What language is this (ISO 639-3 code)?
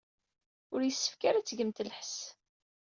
kab